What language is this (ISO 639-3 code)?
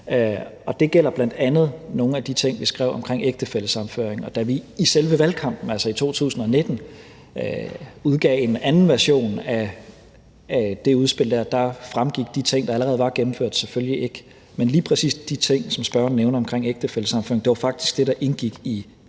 dan